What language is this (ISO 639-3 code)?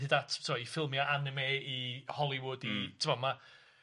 cym